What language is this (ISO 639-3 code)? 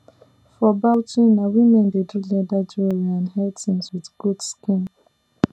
pcm